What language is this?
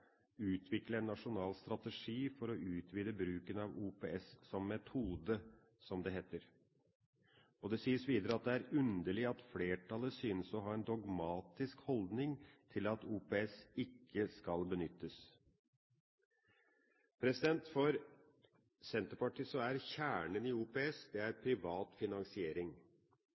Norwegian Bokmål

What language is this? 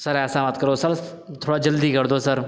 Urdu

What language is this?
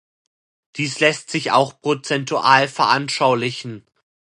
German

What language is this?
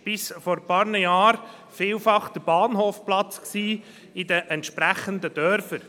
Swiss German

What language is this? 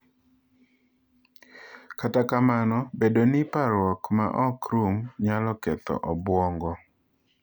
Luo (Kenya and Tanzania)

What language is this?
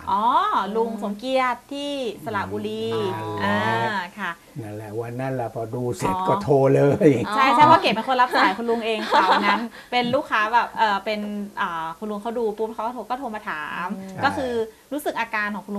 Thai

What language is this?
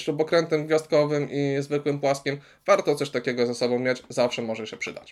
Polish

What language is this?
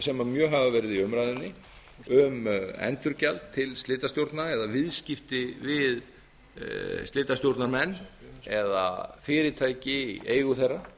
Icelandic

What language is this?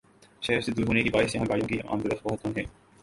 Urdu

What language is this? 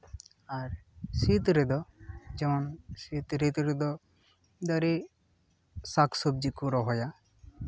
Santali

